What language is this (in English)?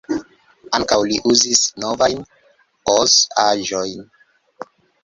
Esperanto